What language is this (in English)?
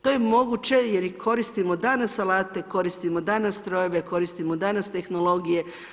Croatian